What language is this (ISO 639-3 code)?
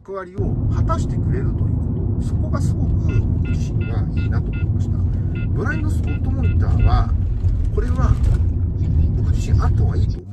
jpn